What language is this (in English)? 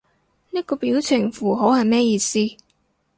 Cantonese